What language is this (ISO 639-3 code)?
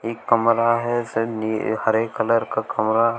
hin